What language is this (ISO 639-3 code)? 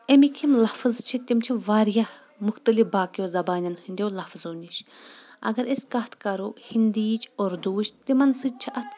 kas